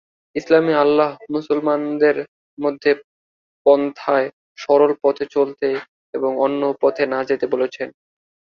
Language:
Bangla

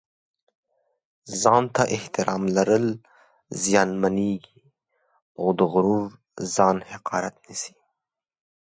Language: Pashto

